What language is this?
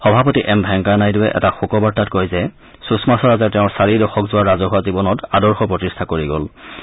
Assamese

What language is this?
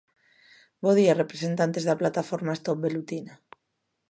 Galician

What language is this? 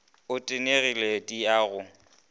Northern Sotho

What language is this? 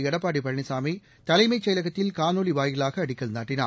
Tamil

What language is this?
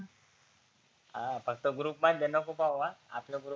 Marathi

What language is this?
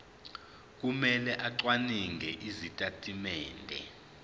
Zulu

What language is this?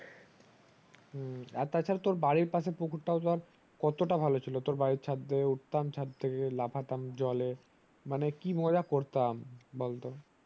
Bangla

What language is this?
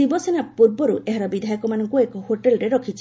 Odia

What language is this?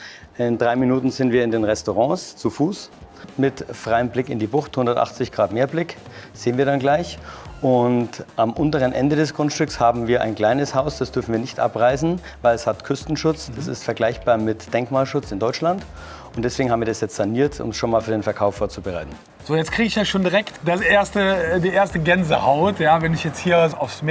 German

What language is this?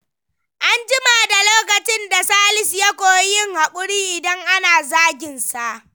Hausa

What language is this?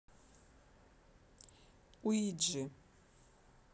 Russian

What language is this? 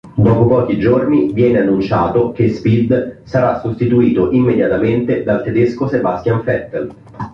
Italian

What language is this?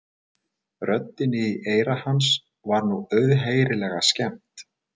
Icelandic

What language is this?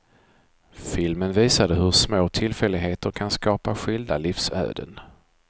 Swedish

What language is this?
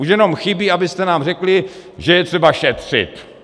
Czech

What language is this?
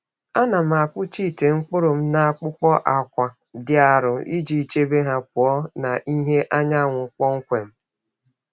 Igbo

